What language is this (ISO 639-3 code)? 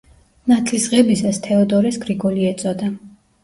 kat